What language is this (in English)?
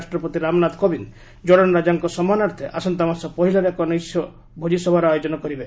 Odia